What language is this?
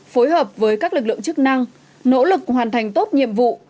Vietnamese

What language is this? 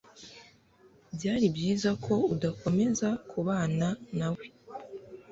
Kinyarwanda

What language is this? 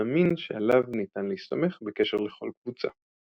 Hebrew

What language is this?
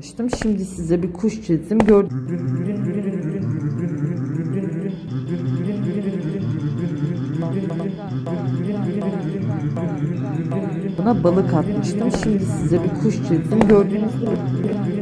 Turkish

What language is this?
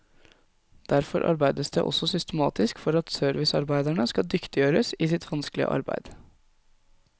Norwegian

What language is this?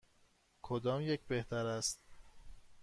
Persian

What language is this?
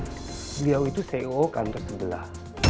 Indonesian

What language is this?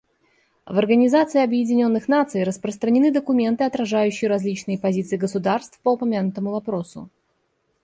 Russian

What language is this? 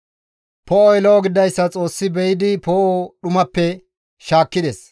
Gamo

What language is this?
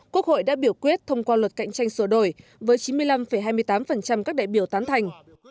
Vietnamese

